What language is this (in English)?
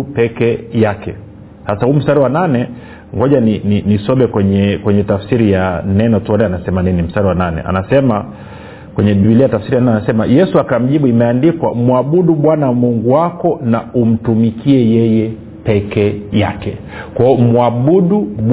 Swahili